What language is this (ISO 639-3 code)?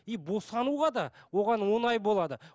kaz